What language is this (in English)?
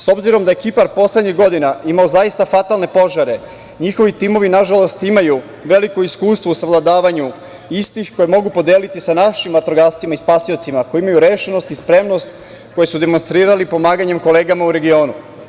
Serbian